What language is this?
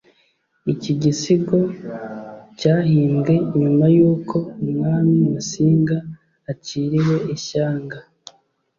Kinyarwanda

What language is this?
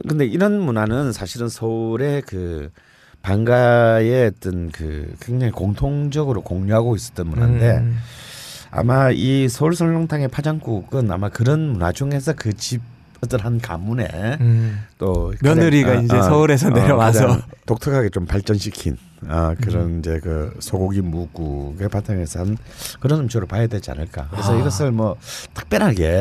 Korean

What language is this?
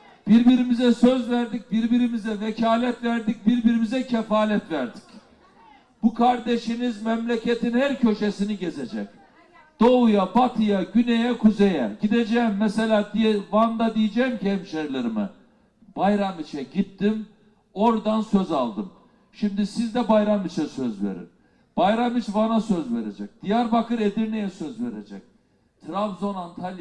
Turkish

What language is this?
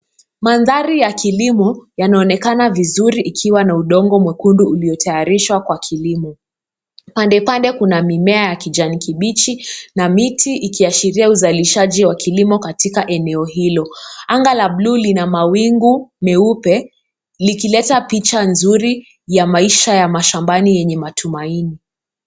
Swahili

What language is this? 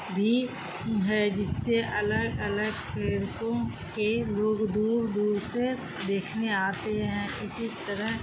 Urdu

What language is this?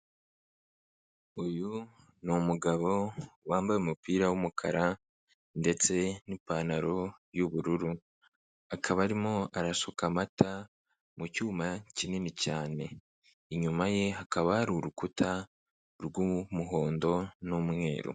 Kinyarwanda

